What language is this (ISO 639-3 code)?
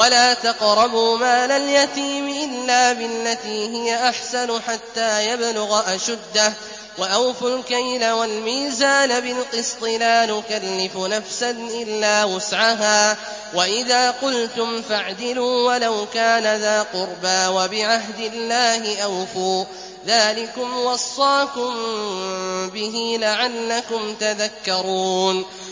ara